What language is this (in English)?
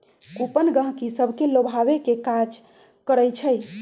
Magahi